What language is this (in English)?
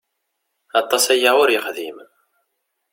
Kabyle